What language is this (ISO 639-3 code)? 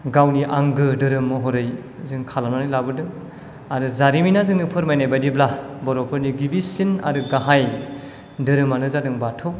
brx